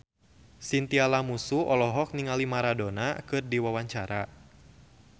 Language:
Sundanese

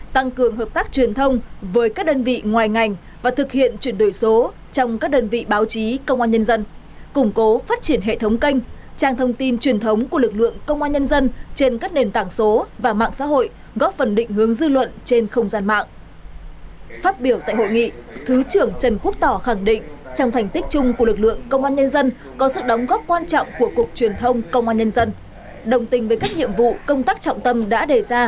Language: Vietnamese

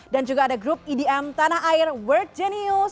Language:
Indonesian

